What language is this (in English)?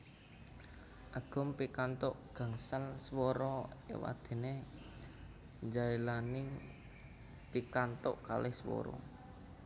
Javanese